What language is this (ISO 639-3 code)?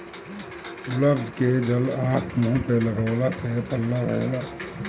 bho